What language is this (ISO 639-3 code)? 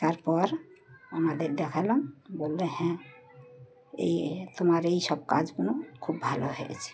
ben